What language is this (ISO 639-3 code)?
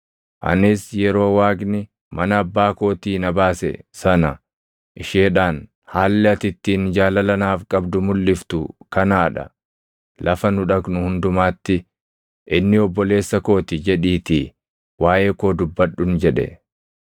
orm